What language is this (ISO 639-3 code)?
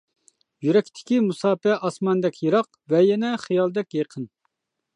uig